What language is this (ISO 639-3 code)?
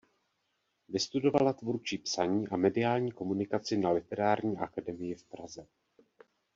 ces